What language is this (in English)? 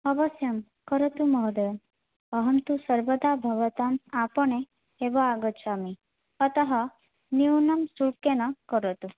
Sanskrit